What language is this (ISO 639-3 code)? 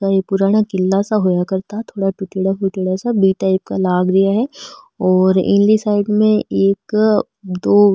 mwr